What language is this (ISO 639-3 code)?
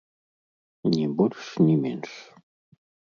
bel